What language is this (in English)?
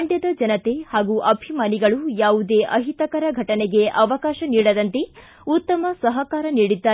Kannada